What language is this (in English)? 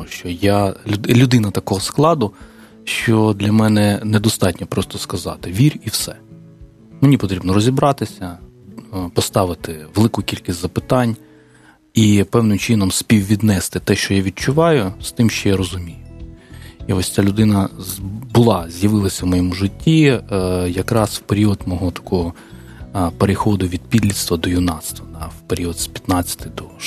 Ukrainian